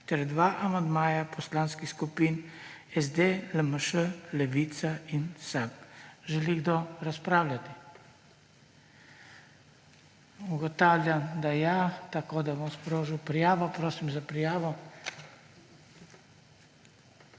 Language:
Slovenian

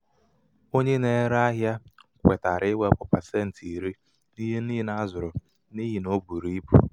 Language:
Igbo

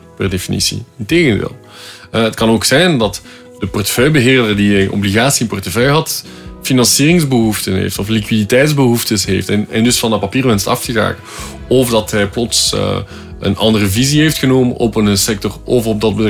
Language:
Dutch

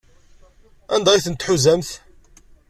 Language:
Kabyle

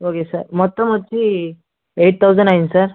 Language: Telugu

